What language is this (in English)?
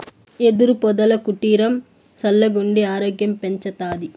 Telugu